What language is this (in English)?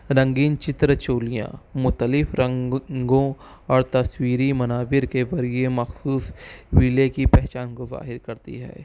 Urdu